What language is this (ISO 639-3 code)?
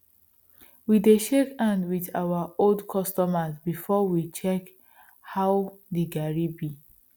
pcm